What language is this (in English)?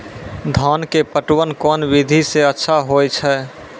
Maithili